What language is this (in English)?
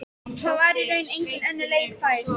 Icelandic